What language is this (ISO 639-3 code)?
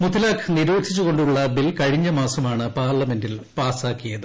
mal